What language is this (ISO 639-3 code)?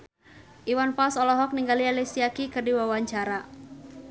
sun